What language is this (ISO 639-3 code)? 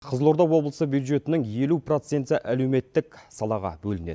kaz